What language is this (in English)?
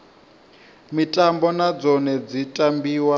Venda